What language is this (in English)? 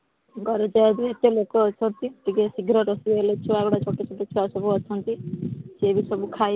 Odia